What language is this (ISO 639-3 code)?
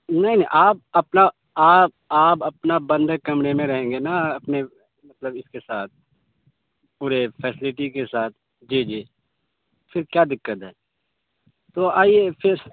urd